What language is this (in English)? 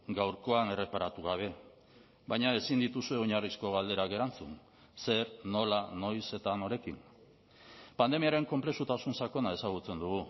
Basque